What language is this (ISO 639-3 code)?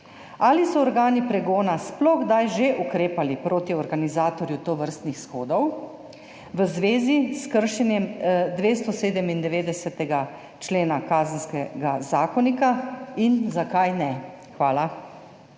slv